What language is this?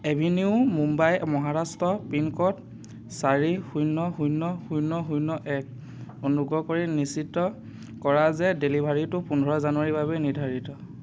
Assamese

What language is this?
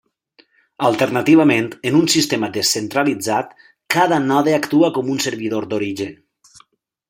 Catalan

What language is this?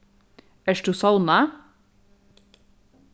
Faroese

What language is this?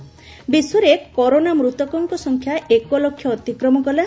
Odia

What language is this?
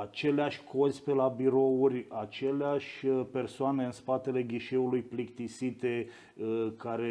Romanian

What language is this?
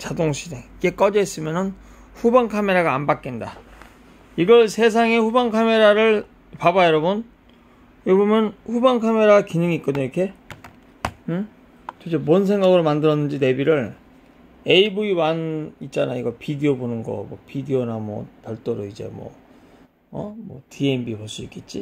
Korean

